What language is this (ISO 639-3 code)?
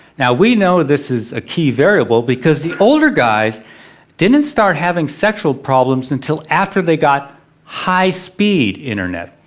eng